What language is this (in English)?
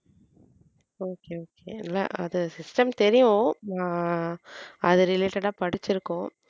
Tamil